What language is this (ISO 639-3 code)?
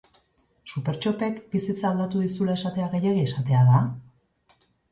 eus